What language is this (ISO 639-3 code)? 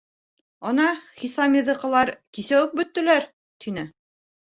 bak